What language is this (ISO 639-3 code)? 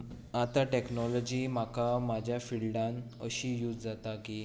kok